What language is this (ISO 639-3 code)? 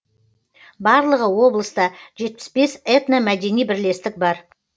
kaz